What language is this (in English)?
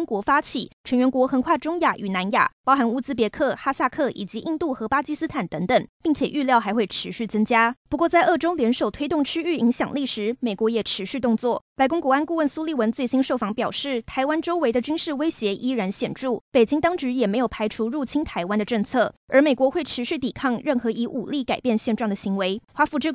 Chinese